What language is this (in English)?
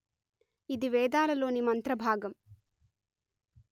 Telugu